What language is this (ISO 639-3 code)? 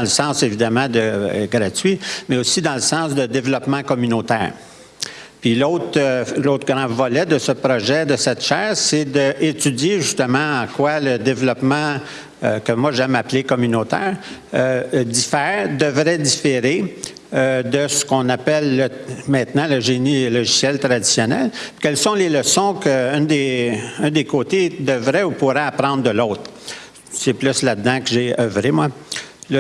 fra